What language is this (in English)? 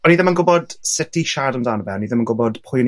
Welsh